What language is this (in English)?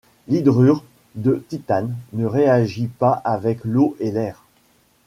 French